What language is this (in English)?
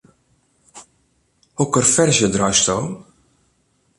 Western Frisian